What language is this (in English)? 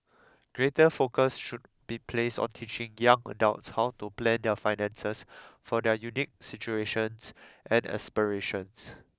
English